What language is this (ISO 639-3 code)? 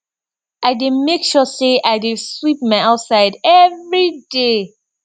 pcm